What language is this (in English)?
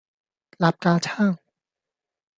Cantonese